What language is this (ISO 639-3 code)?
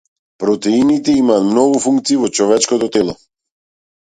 mkd